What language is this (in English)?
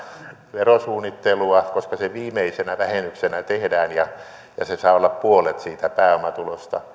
Finnish